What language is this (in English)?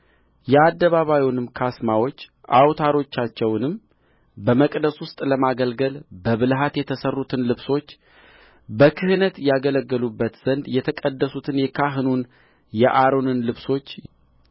Amharic